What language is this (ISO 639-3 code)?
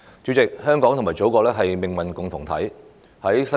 yue